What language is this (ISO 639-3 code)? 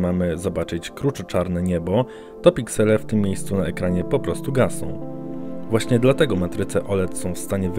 pol